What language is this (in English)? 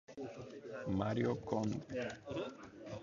English